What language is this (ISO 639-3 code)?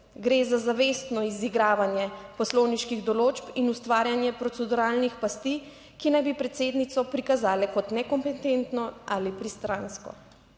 slv